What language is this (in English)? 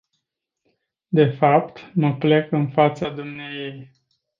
Romanian